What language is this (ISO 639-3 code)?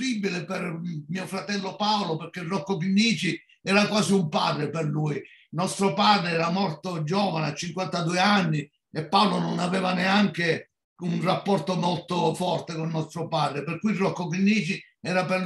ita